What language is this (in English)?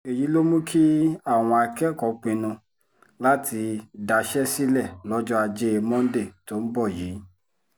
Yoruba